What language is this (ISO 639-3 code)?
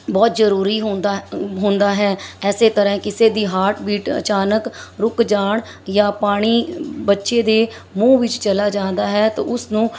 pan